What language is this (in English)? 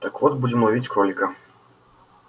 Russian